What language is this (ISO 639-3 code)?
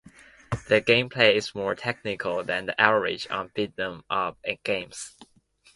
eng